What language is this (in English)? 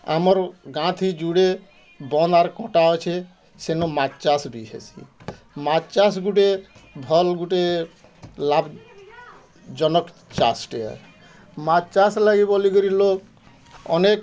Odia